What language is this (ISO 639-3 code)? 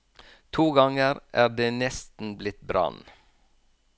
nor